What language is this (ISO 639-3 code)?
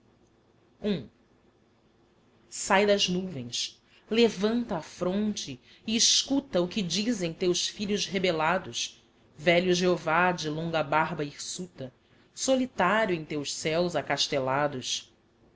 por